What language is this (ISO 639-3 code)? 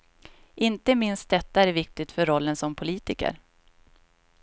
swe